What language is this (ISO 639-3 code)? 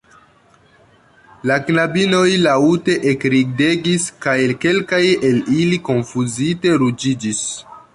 epo